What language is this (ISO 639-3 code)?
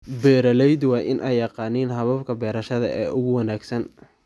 som